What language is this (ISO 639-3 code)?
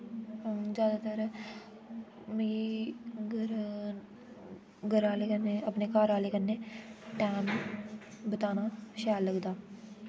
doi